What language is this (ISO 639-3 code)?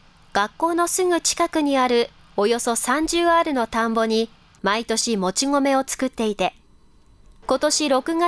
jpn